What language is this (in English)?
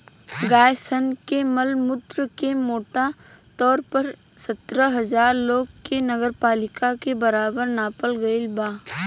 Bhojpuri